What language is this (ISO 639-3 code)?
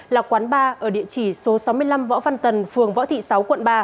vie